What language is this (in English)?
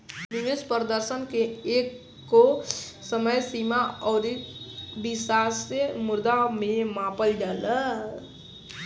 Bhojpuri